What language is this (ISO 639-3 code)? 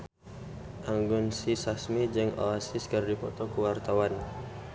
sun